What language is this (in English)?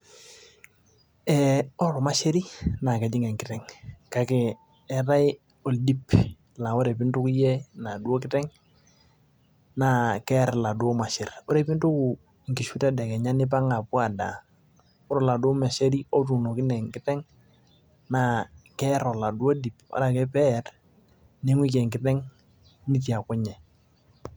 Masai